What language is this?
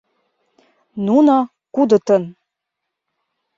Mari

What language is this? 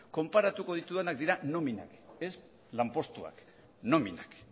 Basque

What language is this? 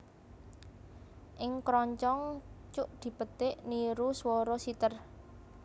Javanese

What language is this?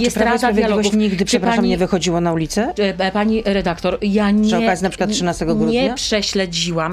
Polish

